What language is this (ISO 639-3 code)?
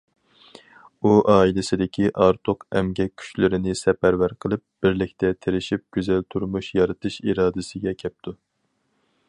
uig